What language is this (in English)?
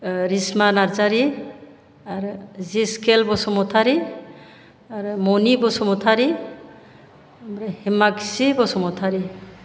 Bodo